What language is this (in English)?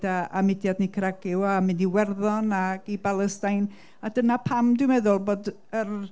Welsh